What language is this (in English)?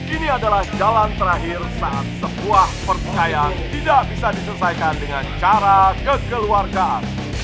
Indonesian